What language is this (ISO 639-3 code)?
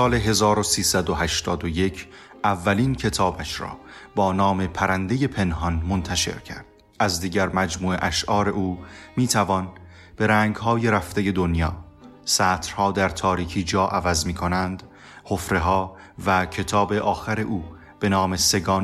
fas